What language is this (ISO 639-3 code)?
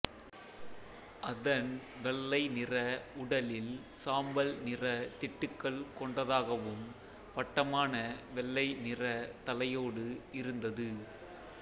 tam